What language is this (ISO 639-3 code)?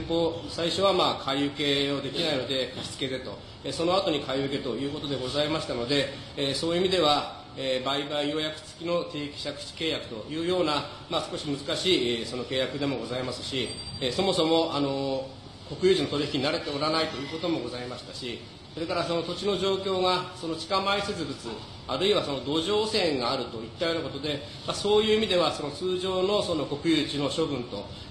jpn